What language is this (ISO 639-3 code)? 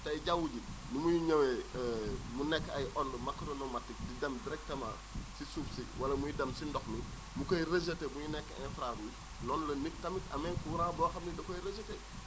wol